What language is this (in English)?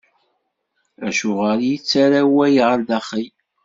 Kabyle